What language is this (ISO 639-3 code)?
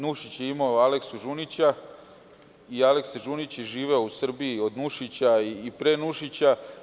srp